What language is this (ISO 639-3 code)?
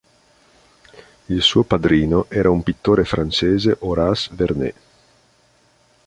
ita